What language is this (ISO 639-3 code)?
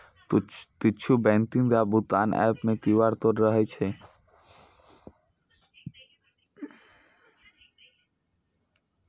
mai